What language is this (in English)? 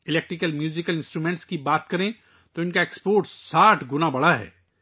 Urdu